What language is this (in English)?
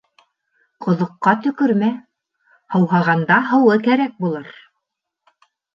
Bashkir